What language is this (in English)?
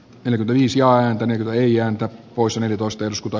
Finnish